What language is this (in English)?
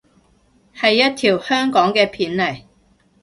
Cantonese